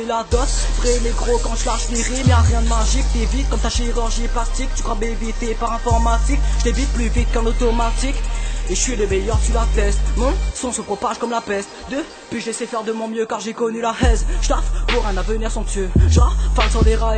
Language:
French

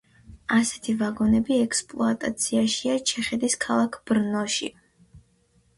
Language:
Georgian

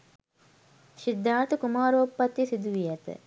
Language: Sinhala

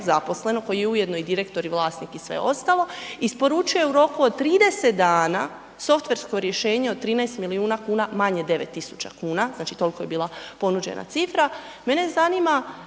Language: Croatian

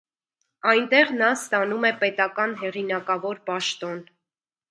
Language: Armenian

